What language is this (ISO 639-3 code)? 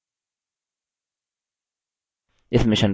hin